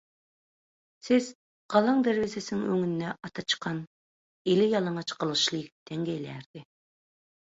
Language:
Turkmen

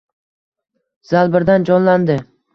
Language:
Uzbek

